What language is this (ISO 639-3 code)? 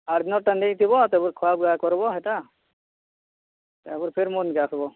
ori